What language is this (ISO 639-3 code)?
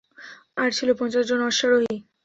ben